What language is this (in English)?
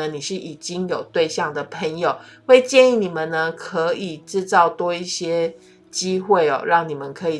Chinese